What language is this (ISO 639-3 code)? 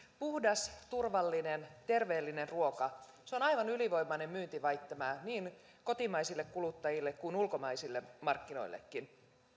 fin